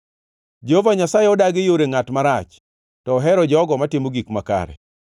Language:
Luo (Kenya and Tanzania)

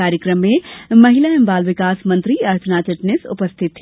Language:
Hindi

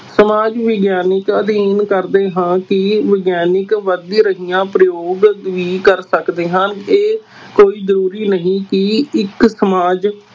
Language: Punjabi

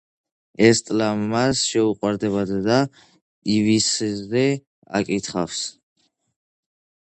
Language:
Georgian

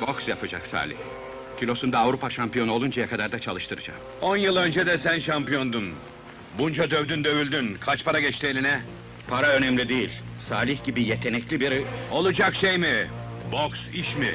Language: Turkish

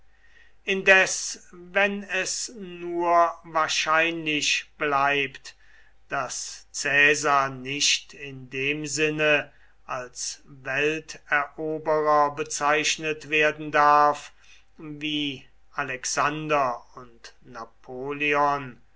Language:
German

